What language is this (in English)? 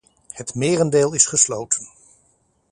Dutch